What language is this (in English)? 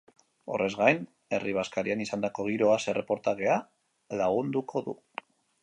Basque